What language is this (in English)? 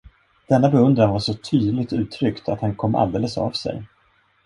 Swedish